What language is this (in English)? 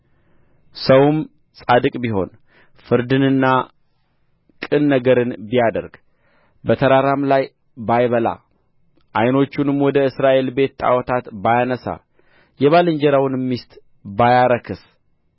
Amharic